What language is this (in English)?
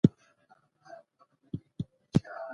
Pashto